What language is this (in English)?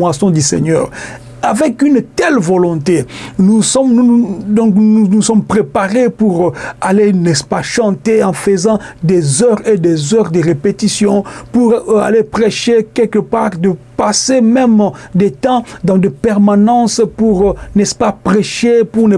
French